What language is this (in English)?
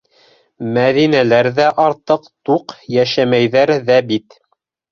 Bashkir